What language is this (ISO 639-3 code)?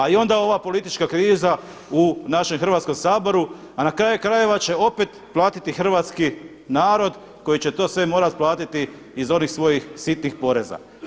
hrv